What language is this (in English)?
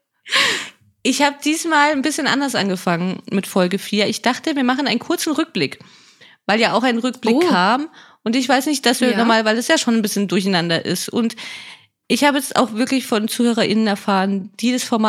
German